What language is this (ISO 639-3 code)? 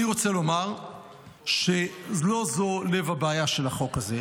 heb